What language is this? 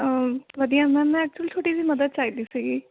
Punjabi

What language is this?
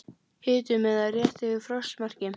Icelandic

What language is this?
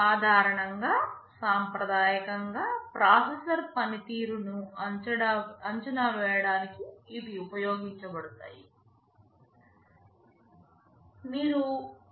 Telugu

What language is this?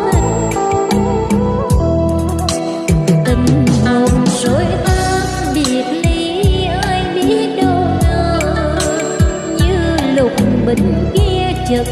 Vietnamese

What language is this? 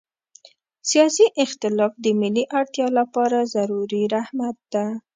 Pashto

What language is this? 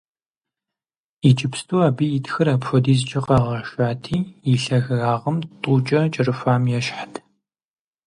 Kabardian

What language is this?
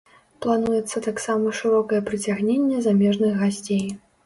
Belarusian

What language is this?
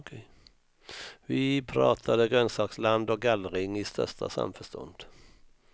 Swedish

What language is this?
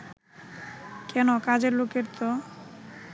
Bangla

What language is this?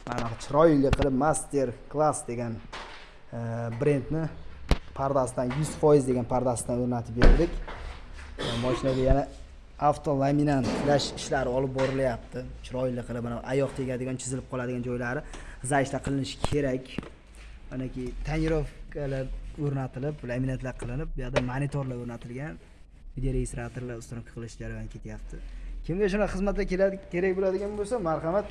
Uzbek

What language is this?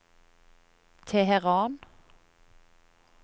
Norwegian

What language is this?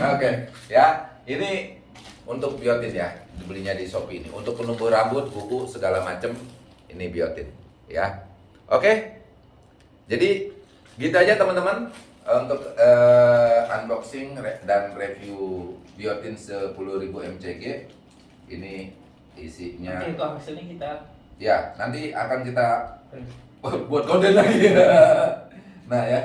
Indonesian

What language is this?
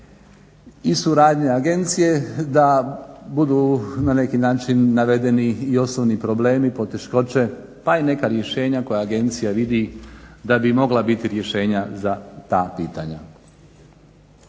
Croatian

